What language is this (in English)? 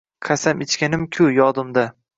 Uzbek